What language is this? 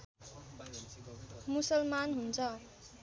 Nepali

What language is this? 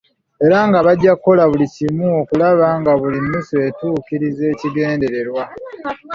Ganda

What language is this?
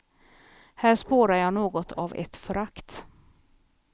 Swedish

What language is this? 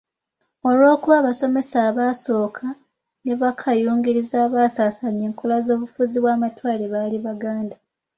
Ganda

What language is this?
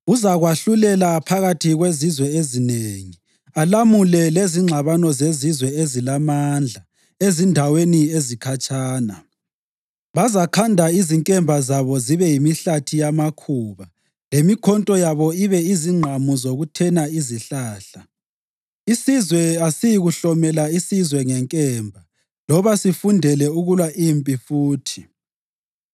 North Ndebele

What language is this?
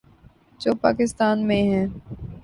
Urdu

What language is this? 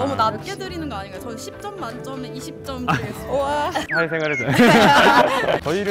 Korean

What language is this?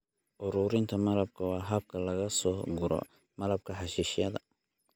Somali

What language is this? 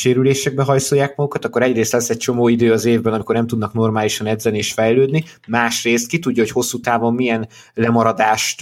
Hungarian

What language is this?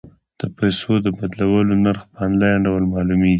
Pashto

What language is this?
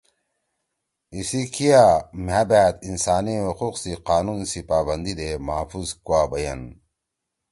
Torwali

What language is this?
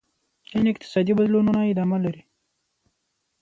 Pashto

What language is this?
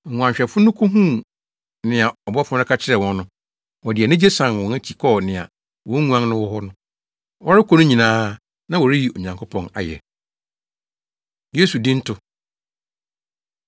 Akan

